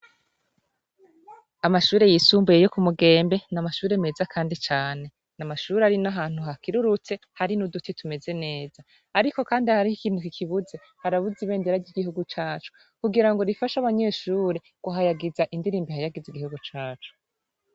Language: Rundi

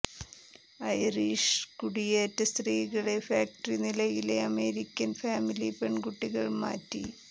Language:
Malayalam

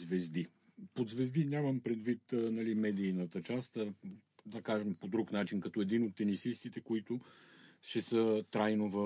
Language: Bulgarian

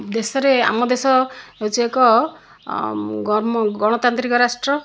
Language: Odia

